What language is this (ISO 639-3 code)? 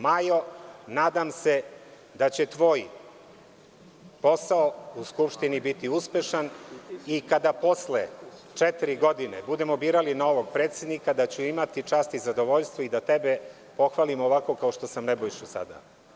srp